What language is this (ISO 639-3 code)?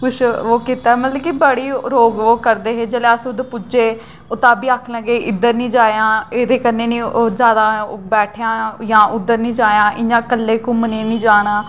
doi